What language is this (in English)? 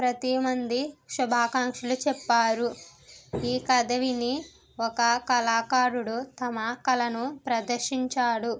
Telugu